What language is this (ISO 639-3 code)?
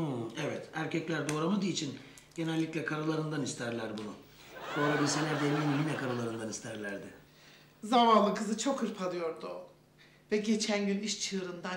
tur